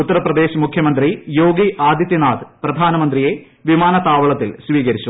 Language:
Malayalam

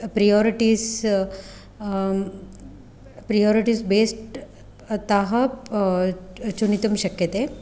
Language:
Sanskrit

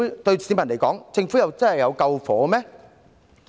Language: Cantonese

